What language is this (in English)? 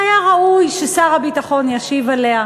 Hebrew